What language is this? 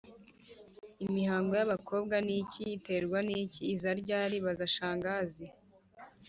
Kinyarwanda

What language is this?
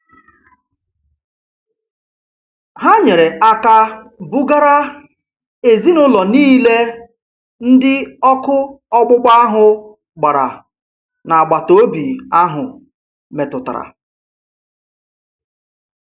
Igbo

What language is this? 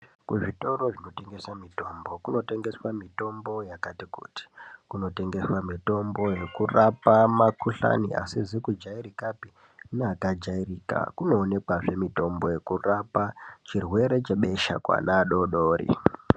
Ndau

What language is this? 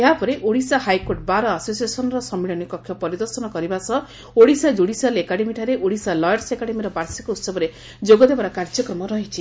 Odia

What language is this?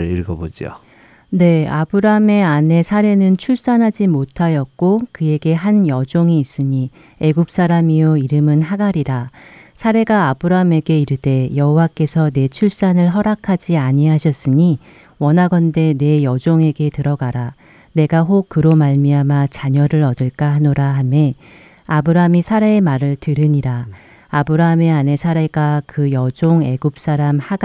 Korean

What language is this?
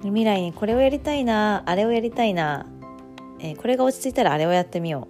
Japanese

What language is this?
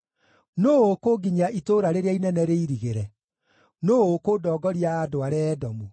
Kikuyu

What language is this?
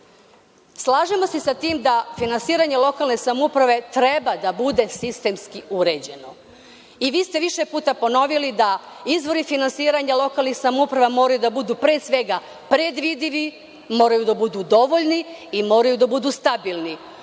Serbian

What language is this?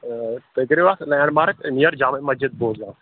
Kashmiri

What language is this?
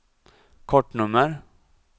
Swedish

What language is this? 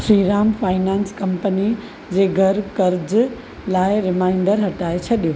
Sindhi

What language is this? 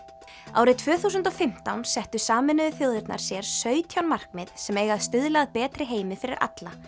Icelandic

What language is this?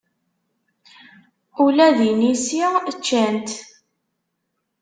Kabyle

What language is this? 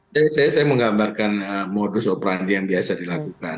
Indonesian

